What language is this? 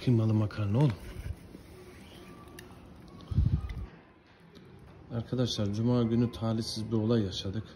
Turkish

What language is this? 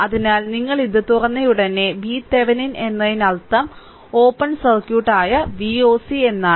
Malayalam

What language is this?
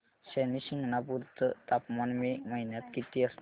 Marathi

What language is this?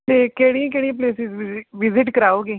Punjabi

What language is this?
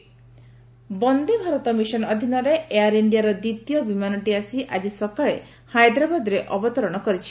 Odia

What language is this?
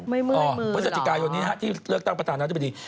Thai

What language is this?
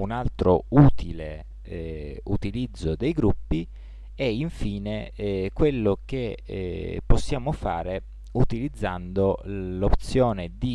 Italian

